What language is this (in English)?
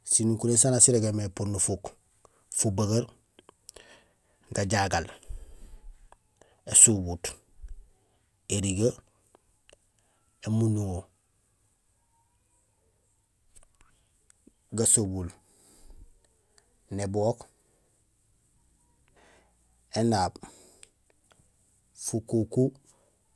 Gusilay